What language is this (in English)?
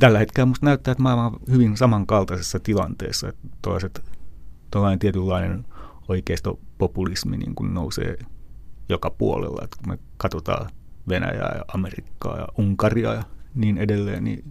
Finnish